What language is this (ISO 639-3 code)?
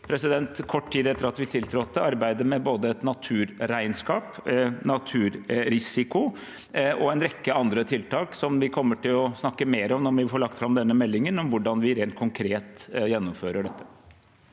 nor